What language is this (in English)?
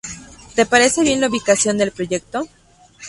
Spanish